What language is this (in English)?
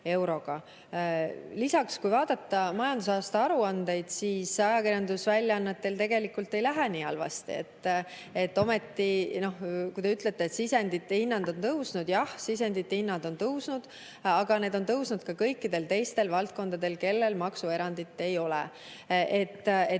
Estonian